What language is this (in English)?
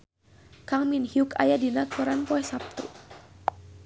Sundanese